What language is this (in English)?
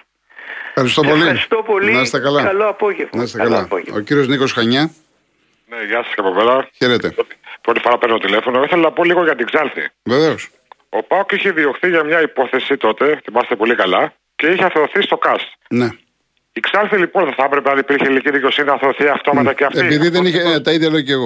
Greek